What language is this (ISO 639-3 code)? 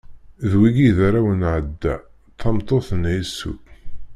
kab